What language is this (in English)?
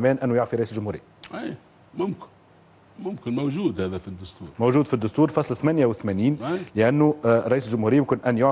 Arabic